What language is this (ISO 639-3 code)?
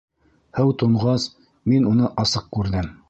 bak